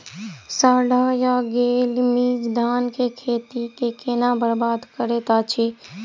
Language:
Maithili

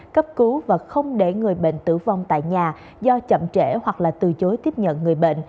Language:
Vietnamese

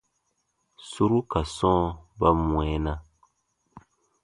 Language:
Baatonum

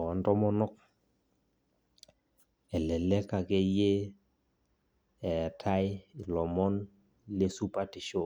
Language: Masai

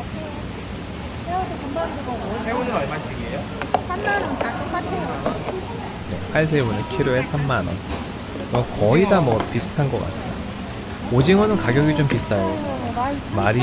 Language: Korean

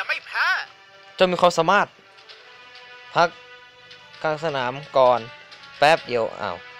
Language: Thai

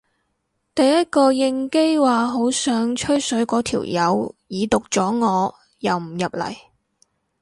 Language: Cantonese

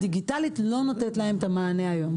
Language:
Hebrew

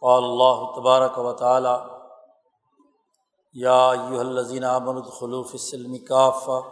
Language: Urdu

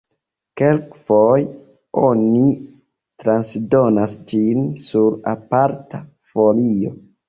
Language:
Esperanto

